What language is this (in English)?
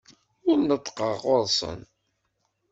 Kabyle